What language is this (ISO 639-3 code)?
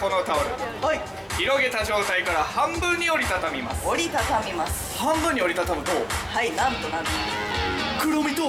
jpn